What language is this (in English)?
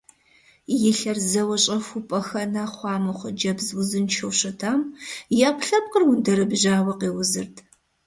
Kabardian